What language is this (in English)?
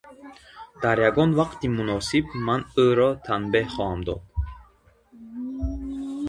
Tajik